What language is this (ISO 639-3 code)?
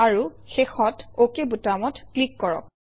asm